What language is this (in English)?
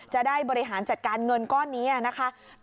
Thai